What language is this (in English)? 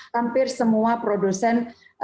Indonesian